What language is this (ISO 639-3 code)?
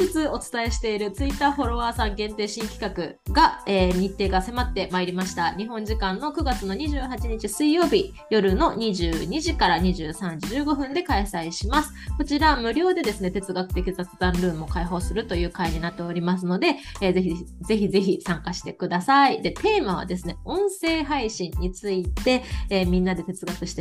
jpn